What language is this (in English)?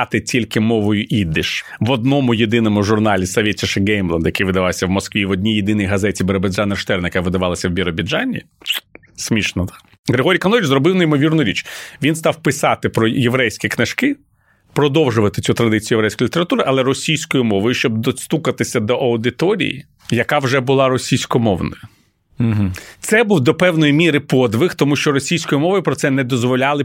Ukrainian